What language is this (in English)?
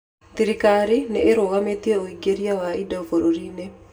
Kikuyu